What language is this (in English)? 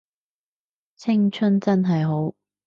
Cantonese